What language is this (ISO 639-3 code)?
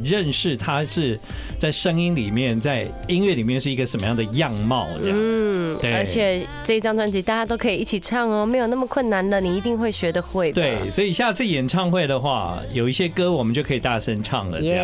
zho